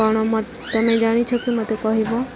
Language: Odia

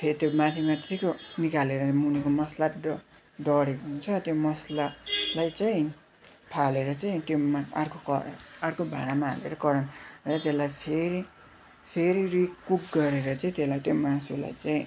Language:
Nepali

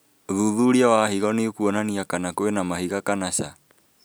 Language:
Kikuyu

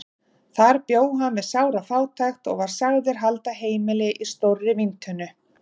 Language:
Icelandic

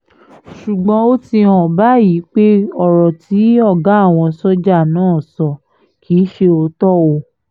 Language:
Yoruba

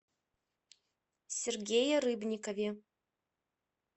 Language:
Russian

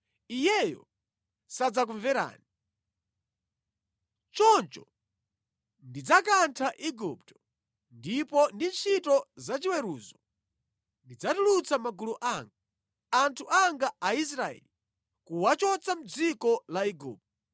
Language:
Nyanja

